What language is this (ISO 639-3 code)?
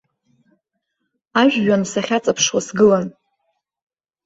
abk